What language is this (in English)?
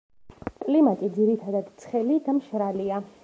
Georgian